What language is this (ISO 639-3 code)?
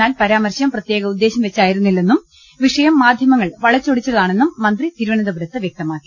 mal